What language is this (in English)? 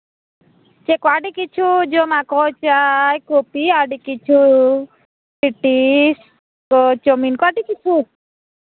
Santali